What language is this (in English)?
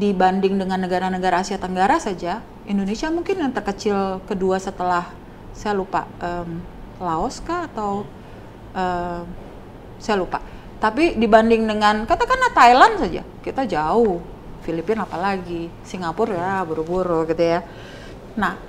Indonesian